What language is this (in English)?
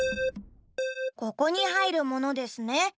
Japanese